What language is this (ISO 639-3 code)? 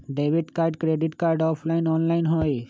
mag